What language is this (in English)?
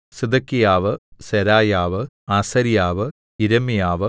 Malayalam